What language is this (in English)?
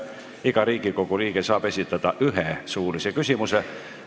Estonian